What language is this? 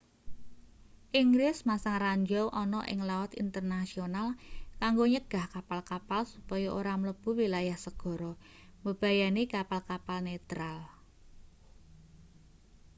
Javanese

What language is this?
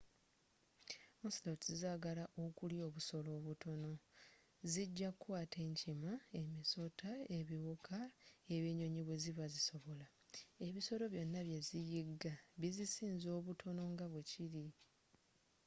Ganda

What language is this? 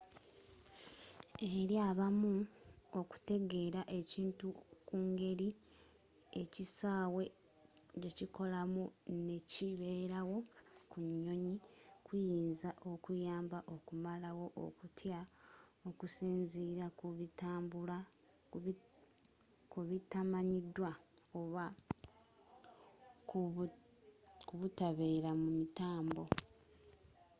Ganda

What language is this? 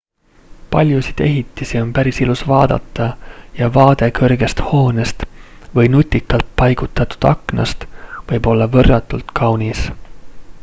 Estonian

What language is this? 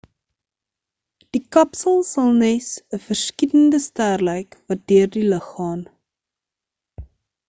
Afrikaans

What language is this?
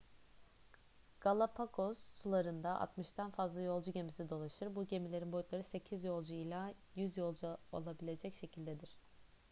Turkish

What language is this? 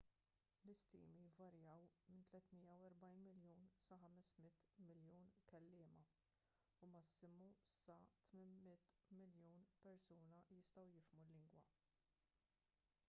Maltese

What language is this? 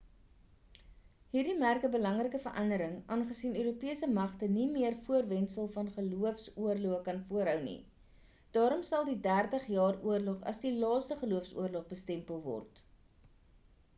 Afrikaans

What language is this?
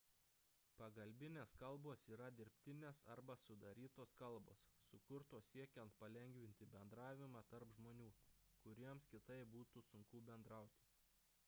Lithuanian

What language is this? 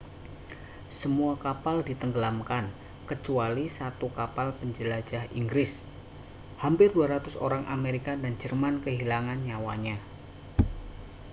Indonesian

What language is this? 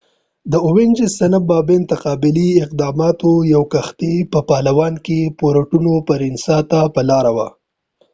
Pashto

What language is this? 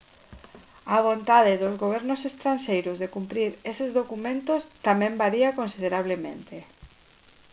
Galician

